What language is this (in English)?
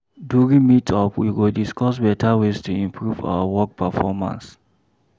Nigerian Pidgin